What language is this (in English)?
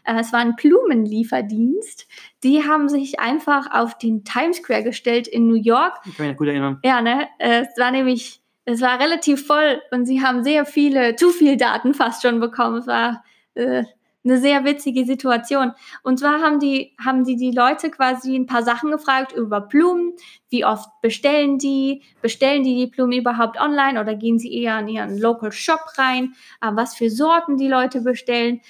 German